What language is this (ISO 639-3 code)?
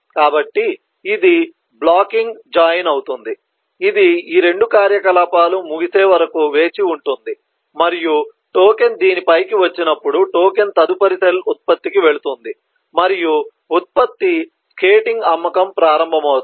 tel